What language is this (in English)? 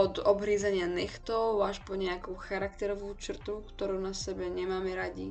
Slovak